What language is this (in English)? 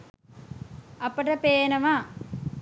Sinhala